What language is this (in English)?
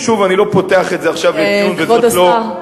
Hebrew